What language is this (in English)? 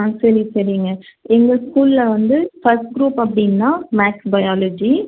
Tamil